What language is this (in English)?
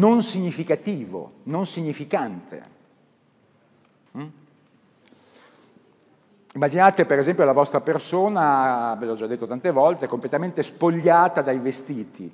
Italian